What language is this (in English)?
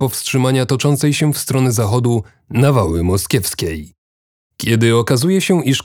Polish